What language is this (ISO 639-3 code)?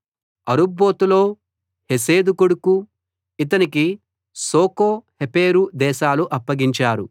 tel